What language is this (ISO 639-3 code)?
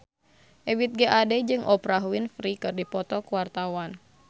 sun